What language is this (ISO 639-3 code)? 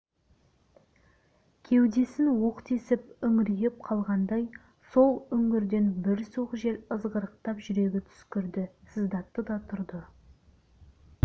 kaz